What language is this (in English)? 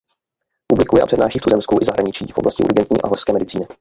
Czech